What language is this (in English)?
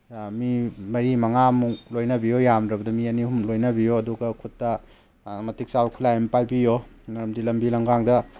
Manipuri